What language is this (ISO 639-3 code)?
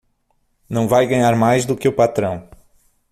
por